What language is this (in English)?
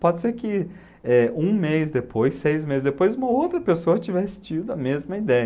Portuguese